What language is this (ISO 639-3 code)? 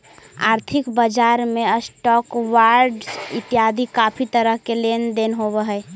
mag